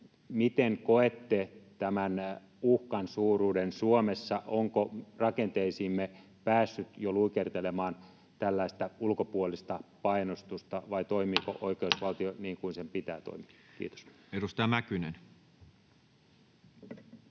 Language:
Finnish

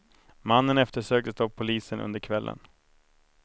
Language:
Swedish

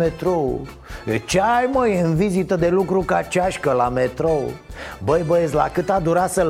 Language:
Romanian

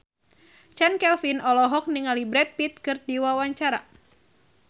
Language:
Sundanese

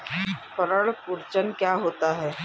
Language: Hindi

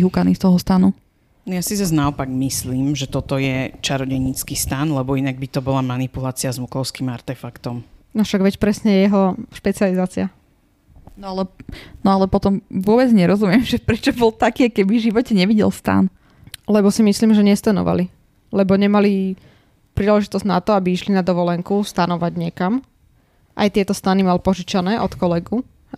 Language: Slovak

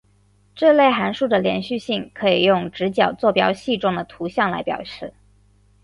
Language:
Chinese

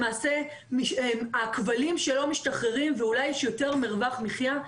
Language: Hebrew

